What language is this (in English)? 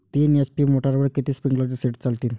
Marathi